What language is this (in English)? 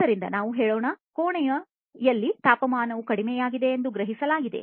Kannada